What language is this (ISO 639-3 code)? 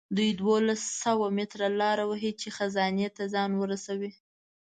pus